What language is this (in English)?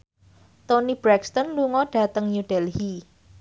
Javanese